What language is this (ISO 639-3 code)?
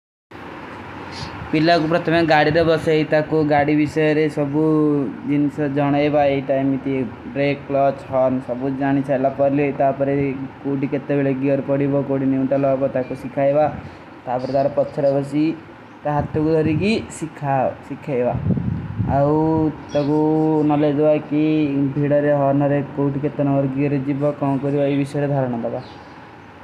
uki